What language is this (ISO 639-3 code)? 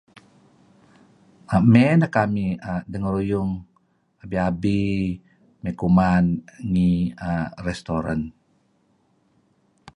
kzi